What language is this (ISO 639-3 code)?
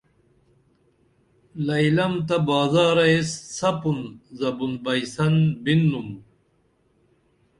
dml